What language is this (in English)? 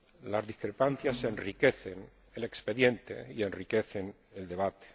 Spanish